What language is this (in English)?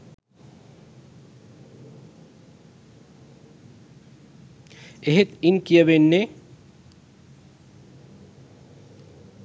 Sinhala